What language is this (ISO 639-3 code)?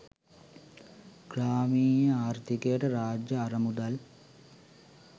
sin